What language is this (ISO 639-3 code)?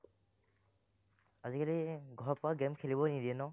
asm